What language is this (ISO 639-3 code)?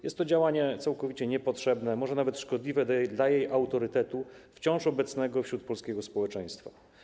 pol